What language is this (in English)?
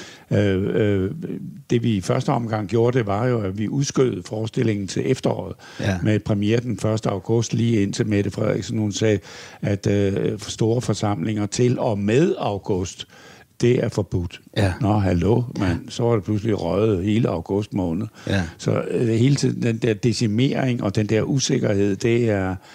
Danish